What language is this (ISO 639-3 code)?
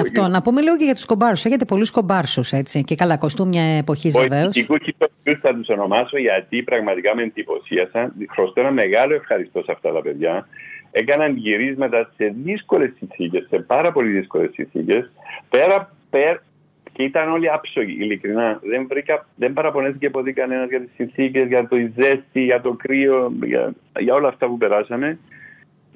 ell